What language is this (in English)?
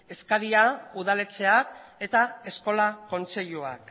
Basque